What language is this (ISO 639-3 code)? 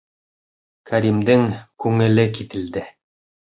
bak